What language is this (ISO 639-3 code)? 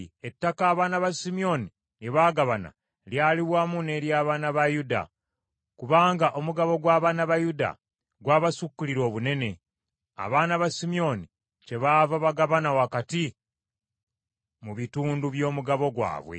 lug